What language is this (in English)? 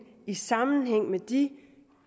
Danish